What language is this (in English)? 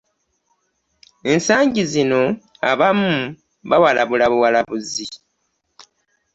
Ganda